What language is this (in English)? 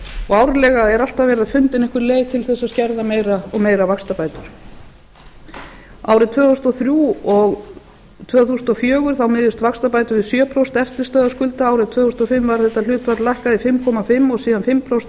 Icelandic